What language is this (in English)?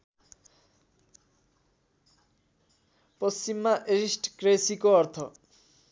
Nepali